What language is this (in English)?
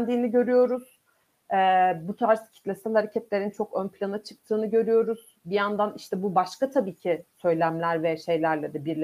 Turkish